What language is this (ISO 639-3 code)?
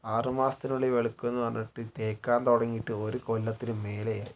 mal